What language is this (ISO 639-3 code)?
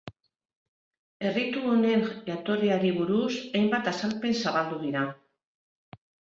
eus